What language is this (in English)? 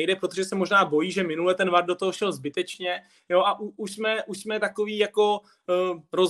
Czech